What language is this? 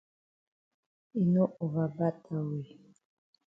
Cameroon Pidgin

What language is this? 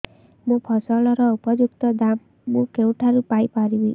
Odia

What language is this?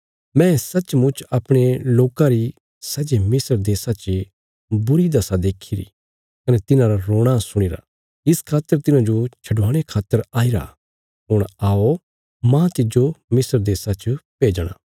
Bilaspuri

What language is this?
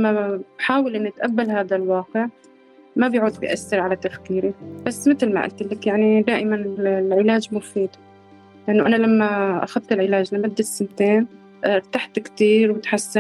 Arabic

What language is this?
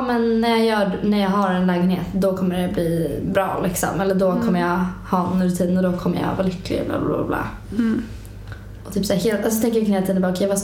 Swedish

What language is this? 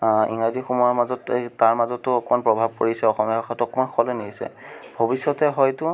Assamese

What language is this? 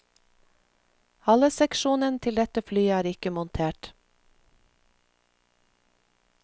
Norwegian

